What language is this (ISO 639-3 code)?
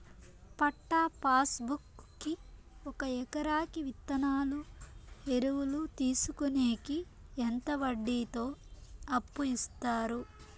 tel